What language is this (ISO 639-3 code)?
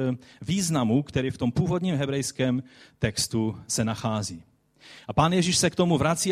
ces